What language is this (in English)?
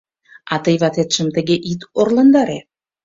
Mari